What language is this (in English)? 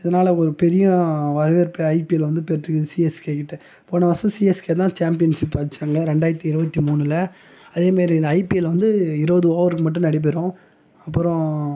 Tamil